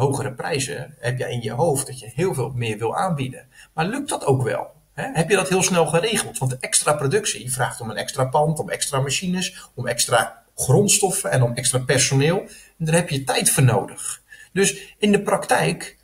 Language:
Dutch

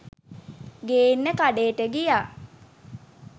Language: Sinhala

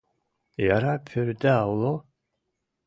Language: Mari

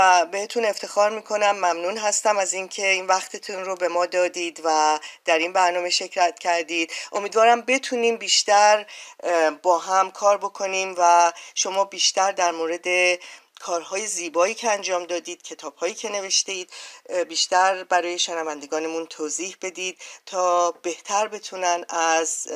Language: Persian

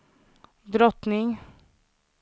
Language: Swedish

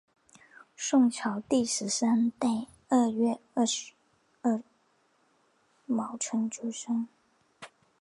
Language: Chinese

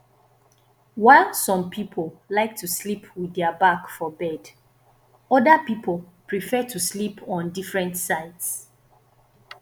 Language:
Nigerian Pidgin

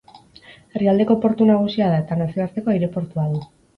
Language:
Basque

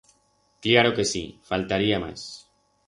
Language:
Aragonese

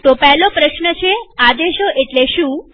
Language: Gujarati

